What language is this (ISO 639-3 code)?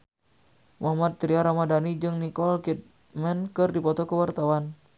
sun